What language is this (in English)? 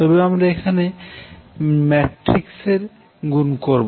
Bangla